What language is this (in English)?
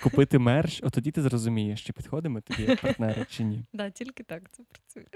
Ukrainian